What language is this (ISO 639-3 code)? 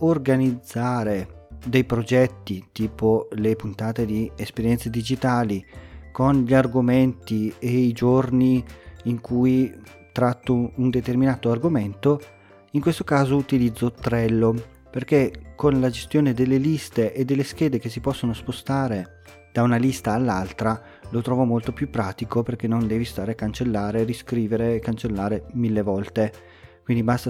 ita